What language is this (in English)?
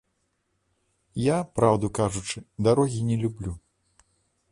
Belarusian